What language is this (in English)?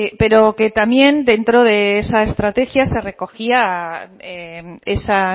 Spanish